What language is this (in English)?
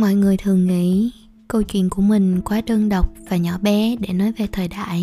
Vietnamese